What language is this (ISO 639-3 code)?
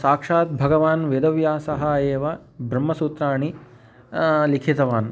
san